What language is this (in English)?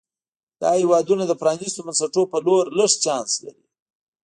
Pashto